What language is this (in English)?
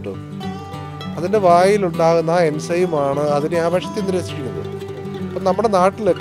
Turkish